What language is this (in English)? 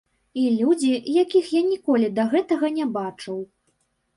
Belarusian